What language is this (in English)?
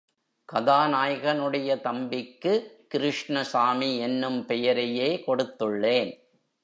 Tamil